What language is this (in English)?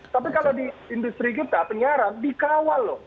Indonesian